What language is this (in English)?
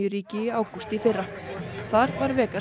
Icelandic